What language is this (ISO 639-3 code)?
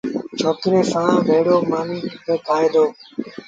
sbn